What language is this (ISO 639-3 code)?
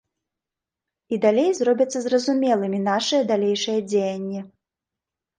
bel